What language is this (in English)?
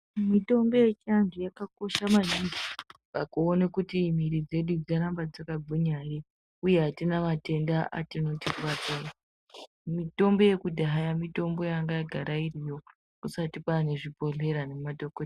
Ndau